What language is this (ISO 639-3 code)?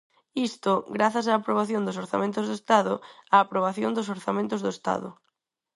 glg